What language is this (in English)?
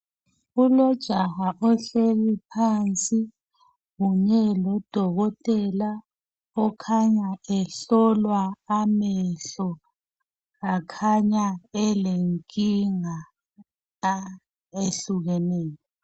North Ndebele